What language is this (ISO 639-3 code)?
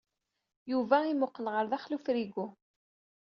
kab